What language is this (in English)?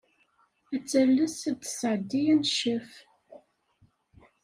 Kabyle